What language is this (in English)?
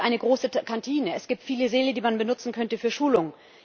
German